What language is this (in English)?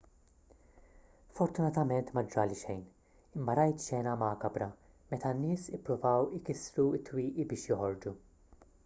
Maltese